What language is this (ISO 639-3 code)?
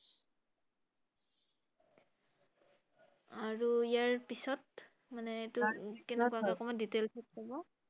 asm